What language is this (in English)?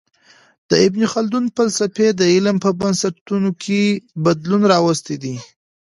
Pashto